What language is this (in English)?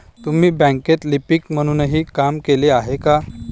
Marathi